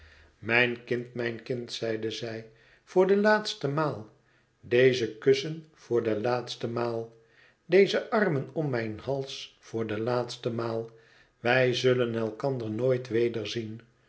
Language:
Dutch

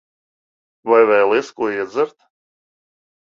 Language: Latvian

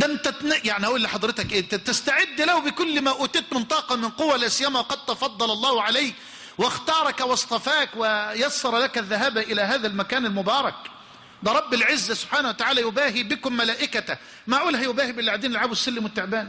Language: Arabic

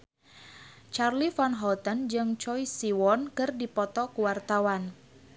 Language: Sundanese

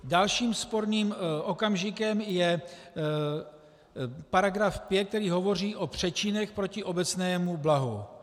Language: Czech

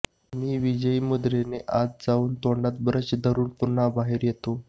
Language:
Marathi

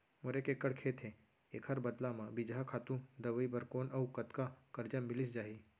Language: Chhattisgarhi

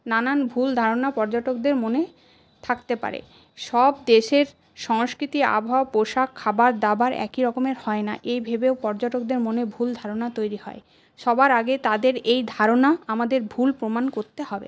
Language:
Bangla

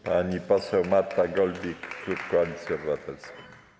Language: Polish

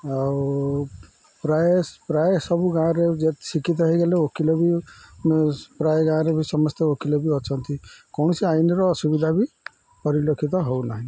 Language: Odia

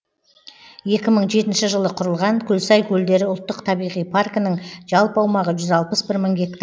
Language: Kazakh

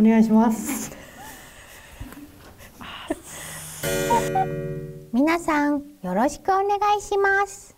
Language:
Japanese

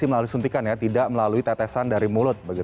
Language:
Indonesian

